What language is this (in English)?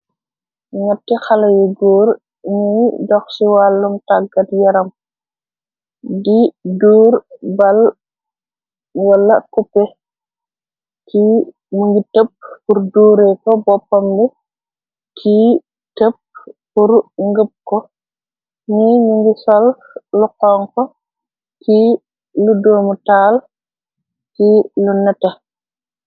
Wolof